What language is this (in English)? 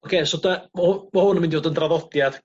Welsh